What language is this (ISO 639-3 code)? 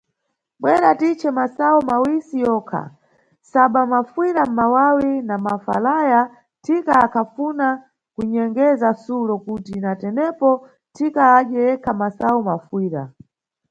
nyu